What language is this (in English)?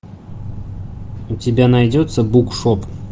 Russian